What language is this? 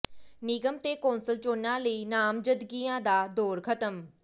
Punjabi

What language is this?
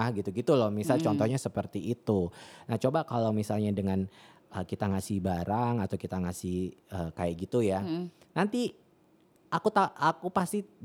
Indonesian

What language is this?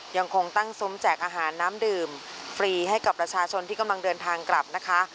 Thai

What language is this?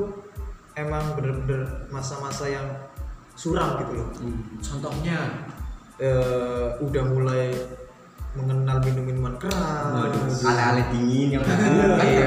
Indonesian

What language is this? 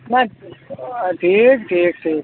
Kashmiri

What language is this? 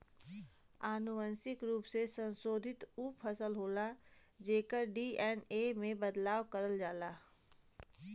Bhojpuri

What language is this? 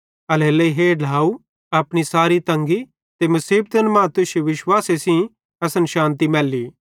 Bhadrawahi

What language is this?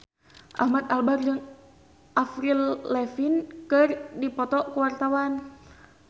Sundanese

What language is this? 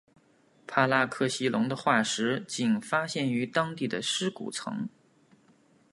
Chinese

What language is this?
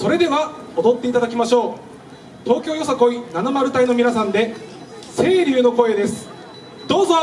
Japanese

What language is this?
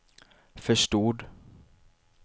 Swedish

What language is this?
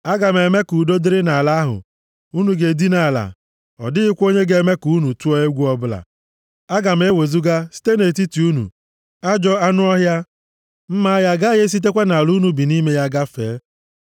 Igbo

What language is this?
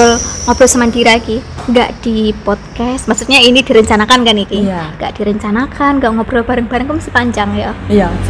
Indonesian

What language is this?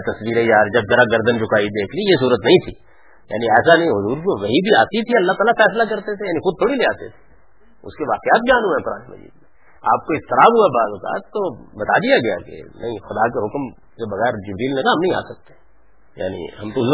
Urdu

